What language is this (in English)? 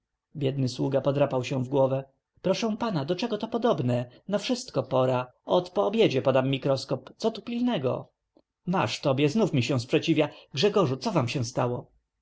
Polish